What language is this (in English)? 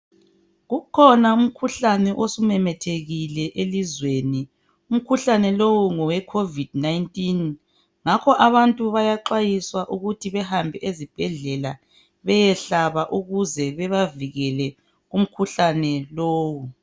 North Ndebele